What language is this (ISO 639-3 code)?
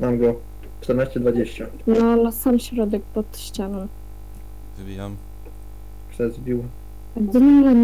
pol